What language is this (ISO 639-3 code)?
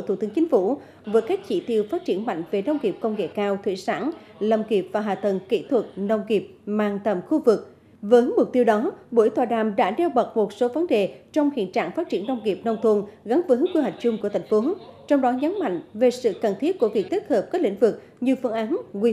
vie